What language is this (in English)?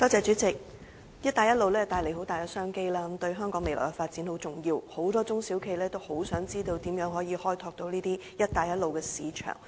Cantonese